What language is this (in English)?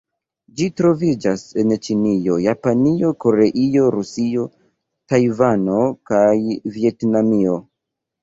Esperanto